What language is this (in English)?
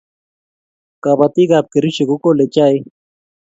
Kalenjin